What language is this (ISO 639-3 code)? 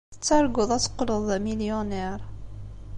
kab